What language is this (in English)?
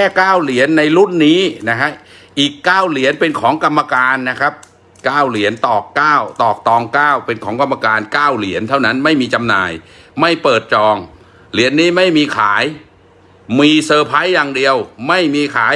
Thai